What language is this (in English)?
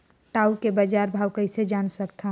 Chhattisgarhi